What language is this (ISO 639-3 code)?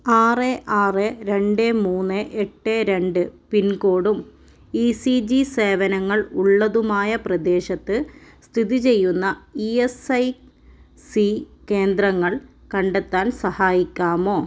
mal